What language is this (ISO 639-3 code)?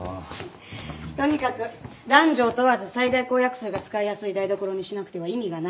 jpn